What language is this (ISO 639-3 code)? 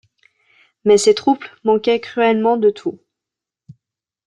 fra